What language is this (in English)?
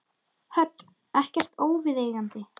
Icelandic